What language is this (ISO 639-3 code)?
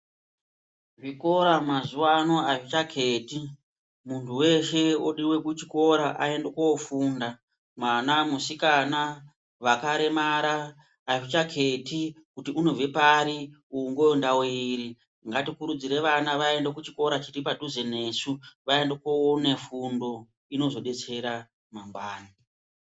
ndc